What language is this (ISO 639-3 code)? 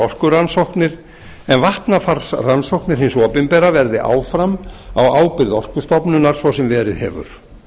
isl